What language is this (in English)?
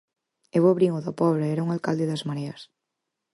Galician